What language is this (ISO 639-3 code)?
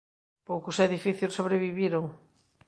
glg